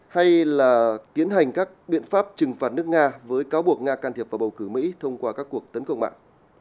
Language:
Vietnamese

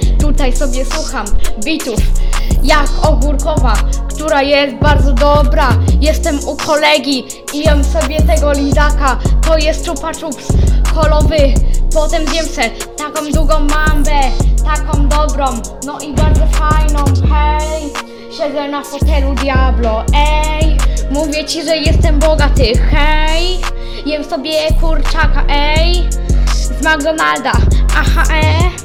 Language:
Polish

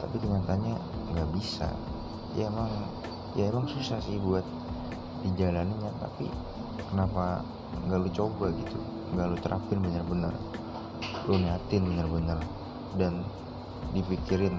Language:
Indonesian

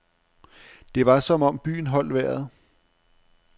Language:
Danish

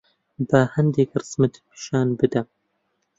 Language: Central Kurdish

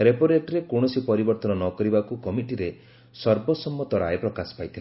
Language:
Odia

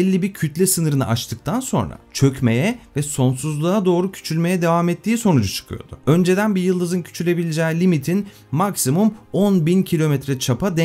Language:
Turkish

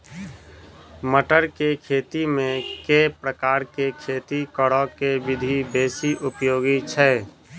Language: Maithili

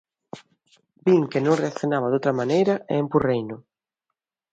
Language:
Galician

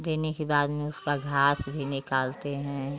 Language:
Hindi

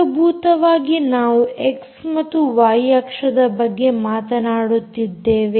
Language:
Kannada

